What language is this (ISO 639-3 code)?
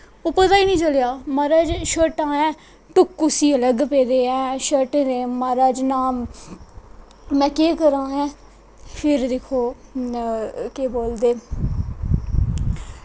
doi